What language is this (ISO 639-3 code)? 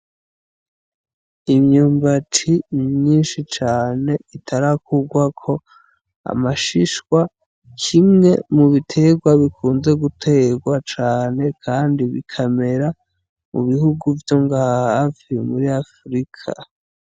run